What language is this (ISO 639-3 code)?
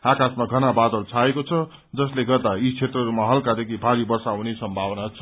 nep